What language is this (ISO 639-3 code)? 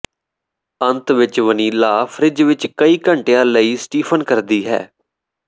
pan